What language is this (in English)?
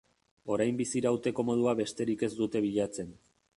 Basque